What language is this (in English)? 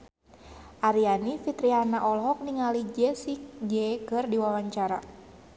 Sundanese